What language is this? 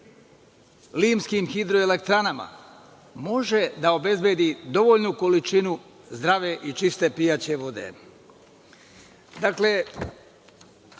Serbian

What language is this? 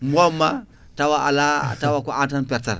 Fula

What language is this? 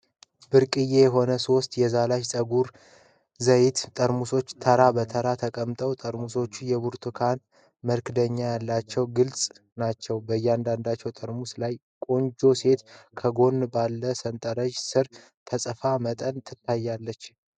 Amharic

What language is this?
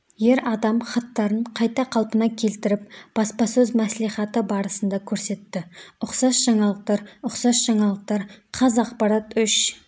Kazakh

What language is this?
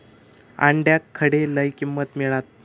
Marathi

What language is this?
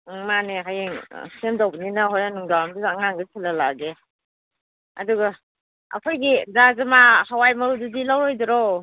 Manipuri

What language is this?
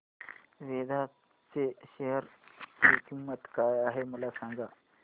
Marathi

